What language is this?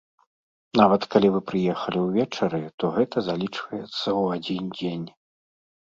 Belarusian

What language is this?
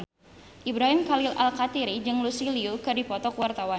Sundanese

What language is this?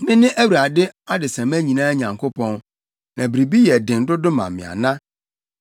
Akan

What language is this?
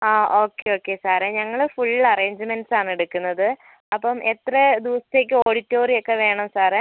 Malayalam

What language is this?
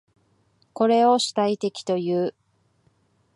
Japanese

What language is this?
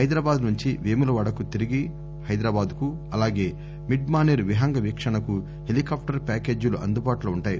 Telugu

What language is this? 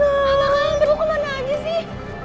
Indonesian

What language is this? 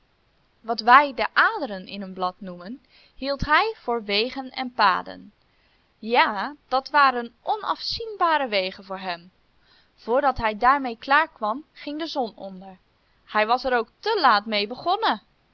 Dutch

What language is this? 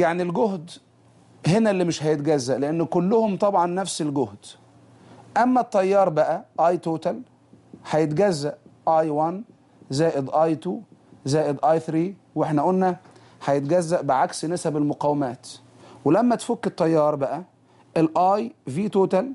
Arabic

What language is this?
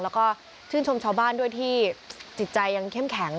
Thai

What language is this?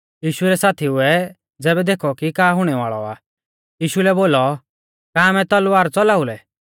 Mahasu Pahari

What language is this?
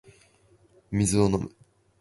Japanese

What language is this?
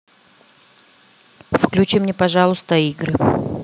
Russian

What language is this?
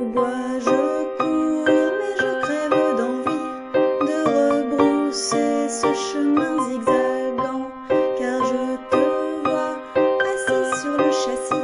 Indonesian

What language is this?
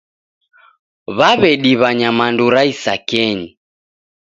Taita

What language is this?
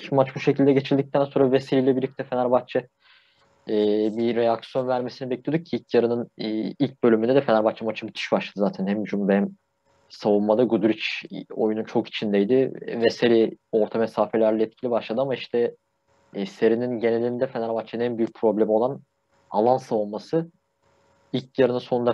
Turkish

